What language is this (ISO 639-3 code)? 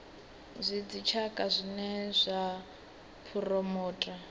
ven